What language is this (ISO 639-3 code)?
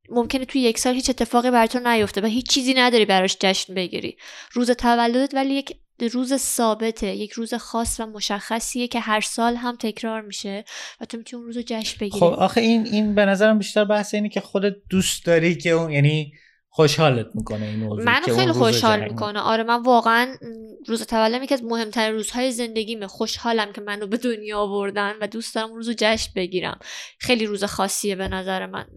fas